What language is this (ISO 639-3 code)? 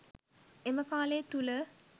sin